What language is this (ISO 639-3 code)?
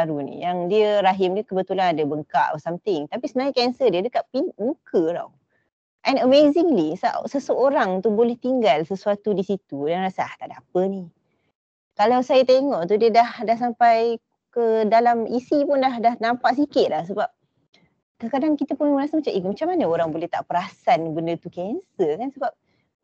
msa